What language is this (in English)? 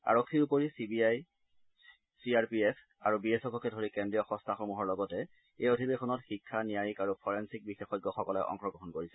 Assamese